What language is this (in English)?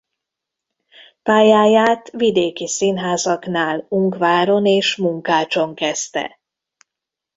Hungarian